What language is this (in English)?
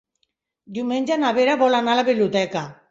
Catalan